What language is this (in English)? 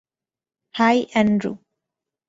Bangla